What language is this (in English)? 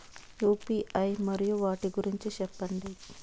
Telugu